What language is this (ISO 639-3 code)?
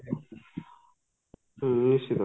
ori